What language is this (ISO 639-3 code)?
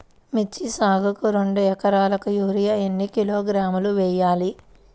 tel